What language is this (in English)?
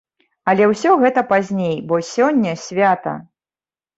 Belarusian